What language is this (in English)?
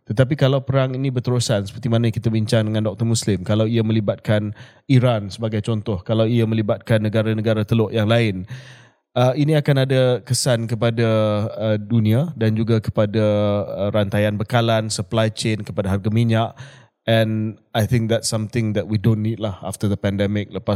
Malay